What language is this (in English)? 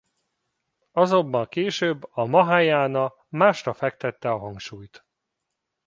Hungarian